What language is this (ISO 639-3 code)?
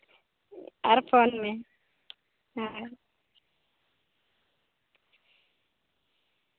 sat